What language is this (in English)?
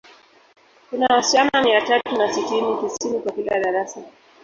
Swahili